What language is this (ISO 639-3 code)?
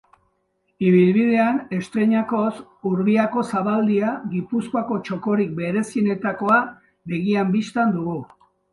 eus